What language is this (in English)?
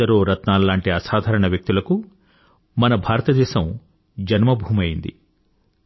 Telugu